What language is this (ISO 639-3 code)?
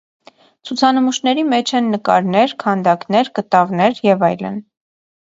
hye